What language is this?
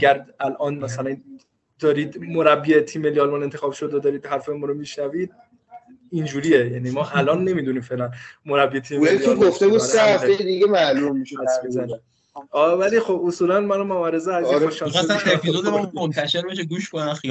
Persian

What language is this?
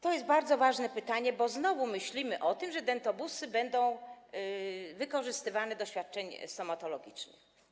Polish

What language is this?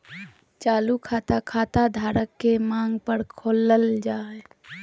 Magahi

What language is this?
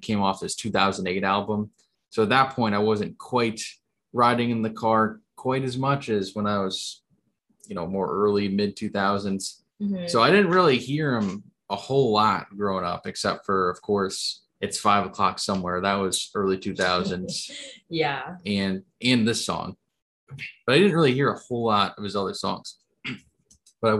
English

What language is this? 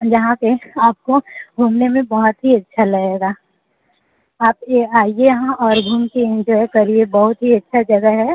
Hindi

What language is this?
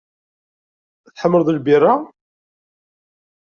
Kabyle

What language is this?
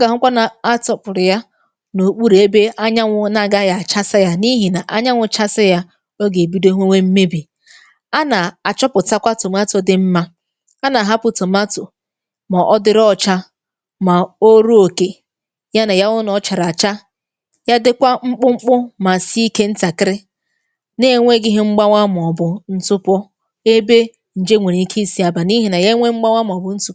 Igbo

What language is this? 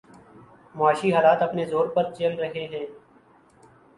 Urdu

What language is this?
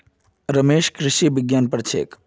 Magahi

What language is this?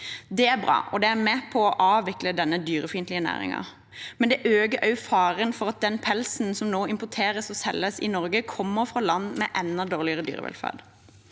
Norwegian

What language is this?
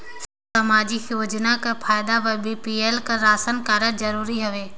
Chhattisgarhi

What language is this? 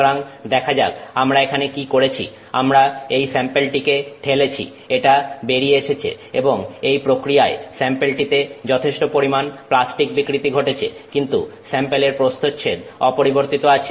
Bangla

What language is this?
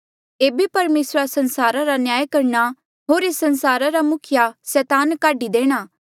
Mandeali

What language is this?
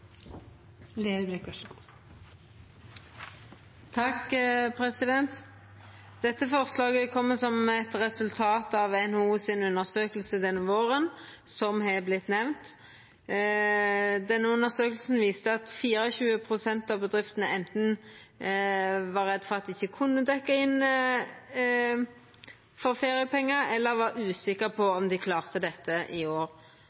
Norwegian Nynorsk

